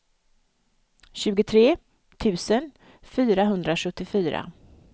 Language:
Swedish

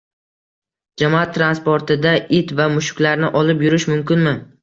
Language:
Uzbek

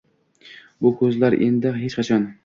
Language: Uzbek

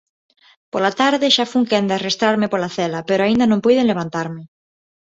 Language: Galician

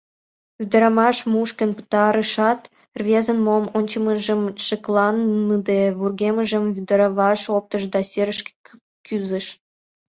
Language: Mari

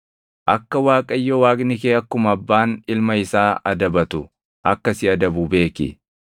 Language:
Oromo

